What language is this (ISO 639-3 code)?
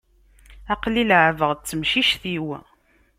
kab